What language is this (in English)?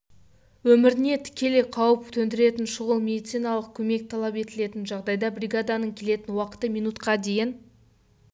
Kazakh